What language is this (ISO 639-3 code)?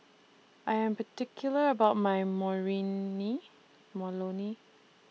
eng